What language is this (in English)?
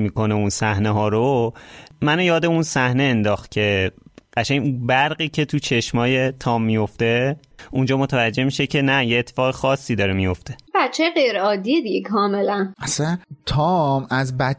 Persian